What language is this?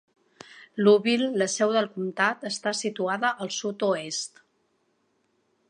Catalan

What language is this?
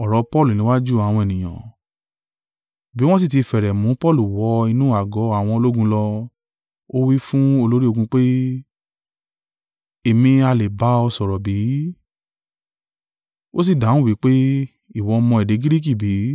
Yoruba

